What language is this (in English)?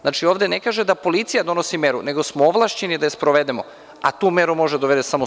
Serbian